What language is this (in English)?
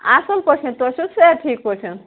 Kashmiri